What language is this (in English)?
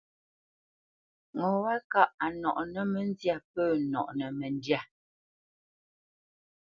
Bamenyam